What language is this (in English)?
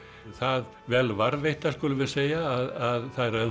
Icelandic